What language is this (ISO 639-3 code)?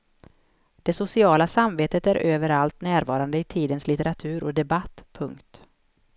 swe